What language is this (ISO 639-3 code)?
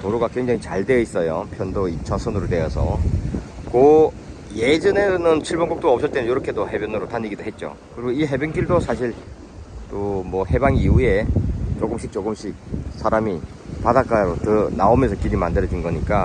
kor